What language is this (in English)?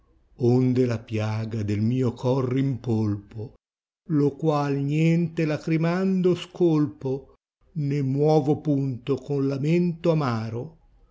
Italian